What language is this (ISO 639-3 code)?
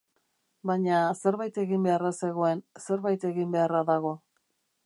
eus